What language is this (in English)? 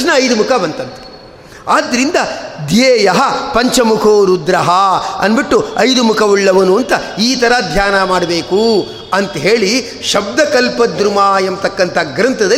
Kannada